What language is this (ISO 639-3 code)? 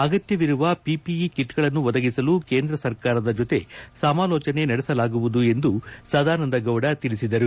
kan